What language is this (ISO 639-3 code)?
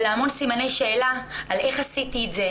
heb